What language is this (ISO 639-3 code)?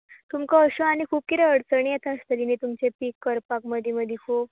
kok